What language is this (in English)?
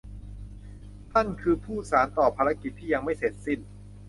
Thai